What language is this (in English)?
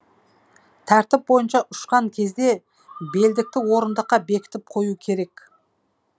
Kazakh